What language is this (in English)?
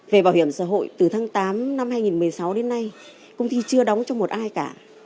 Vietnamese